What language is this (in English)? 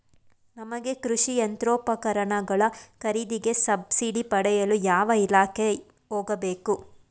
Kannada